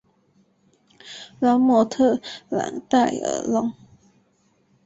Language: Chinese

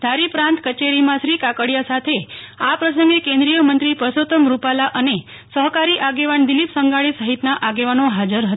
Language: Gujarati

